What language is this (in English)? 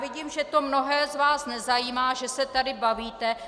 Czech